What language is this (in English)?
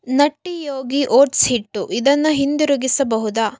Kannada